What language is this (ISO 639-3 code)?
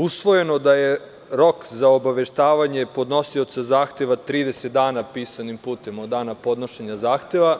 srp